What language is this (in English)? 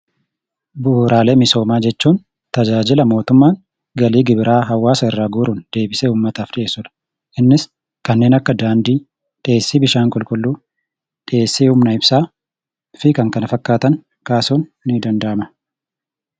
Oromo